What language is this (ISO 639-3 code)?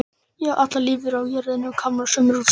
isl